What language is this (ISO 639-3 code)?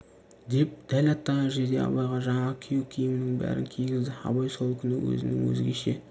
kaz